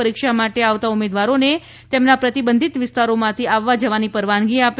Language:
Gujarati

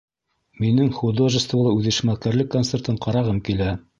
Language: Bashkir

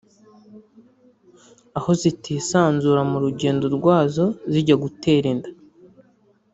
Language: Kinyarwanda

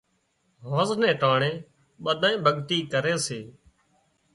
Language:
Wadiyara Koli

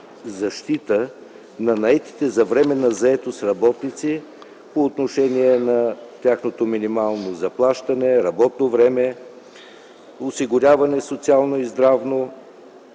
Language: Bulgarian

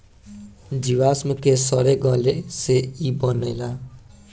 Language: Bhojpuri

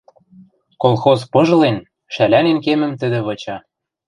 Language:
Western Mari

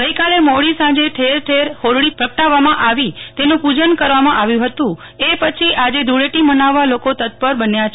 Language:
Gujarati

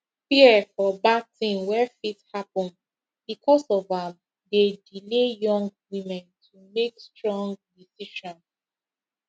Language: Nigerian Pidgin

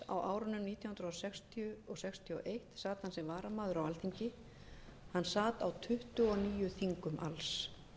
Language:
Icelandic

